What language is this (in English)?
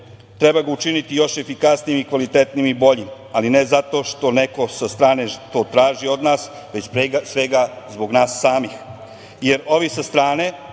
Serbian